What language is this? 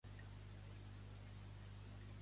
Catalan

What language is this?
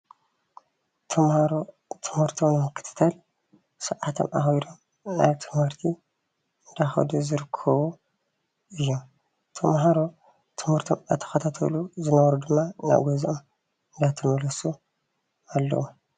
Tigrinya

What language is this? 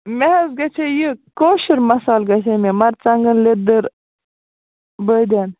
Kashmiri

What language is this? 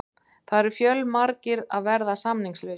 Icelandic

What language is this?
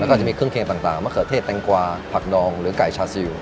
Thai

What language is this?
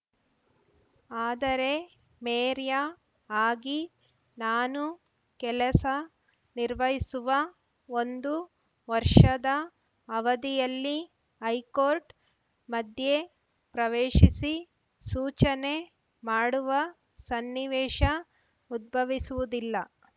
Kannada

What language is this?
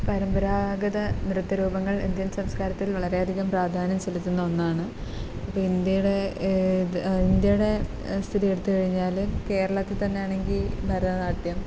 Malayalam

